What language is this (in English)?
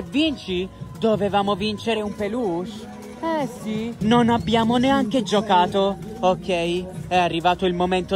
Italian